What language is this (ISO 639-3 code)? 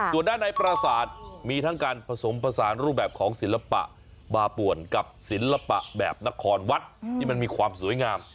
tha